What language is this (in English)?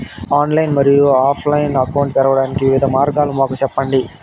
Telugu